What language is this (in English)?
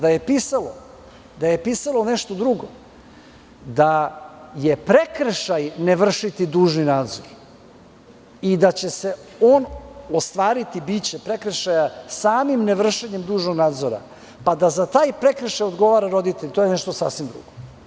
Serbian